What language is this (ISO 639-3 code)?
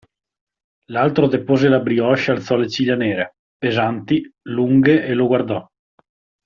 ita